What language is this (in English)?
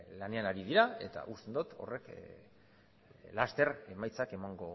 Basque